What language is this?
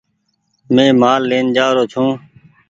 Goaria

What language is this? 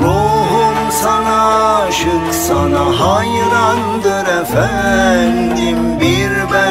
Turkish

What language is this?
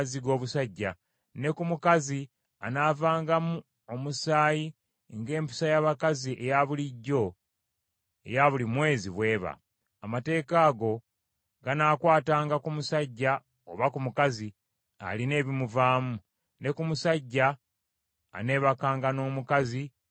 Ganda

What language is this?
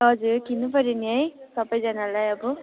Nepali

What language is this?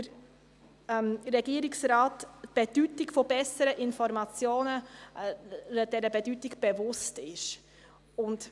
Swiss German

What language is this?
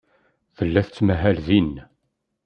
Kabyle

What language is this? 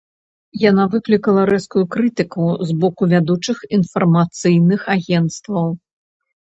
Belarusian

